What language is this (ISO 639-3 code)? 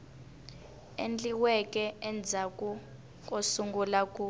tso